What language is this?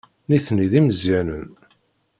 Kabyle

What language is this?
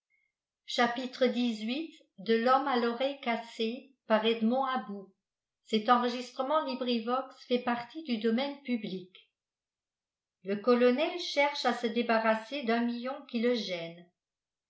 French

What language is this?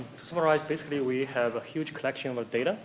English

